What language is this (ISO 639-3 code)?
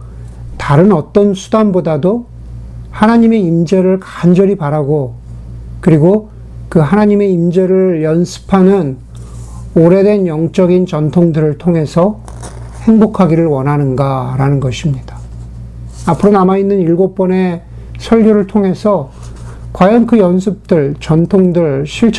kor